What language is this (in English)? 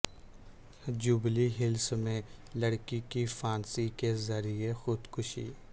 Urdu